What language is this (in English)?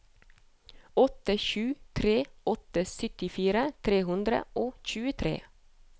Norwegian